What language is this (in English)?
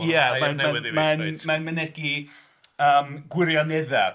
Welsh